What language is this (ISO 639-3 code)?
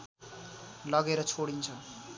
nep